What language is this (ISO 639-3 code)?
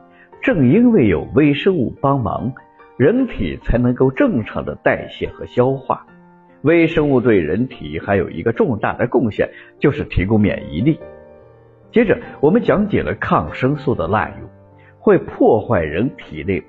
zho